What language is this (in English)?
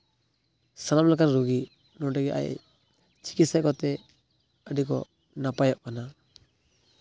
Santali